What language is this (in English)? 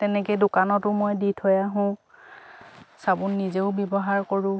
Assamese